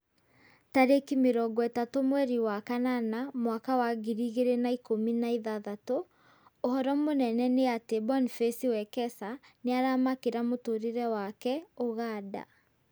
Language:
Kikuyu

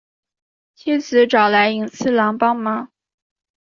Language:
Chinese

